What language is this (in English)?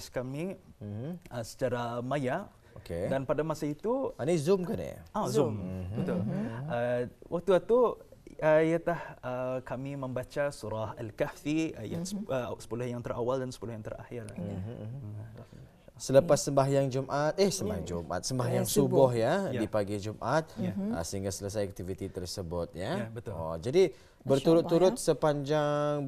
Malay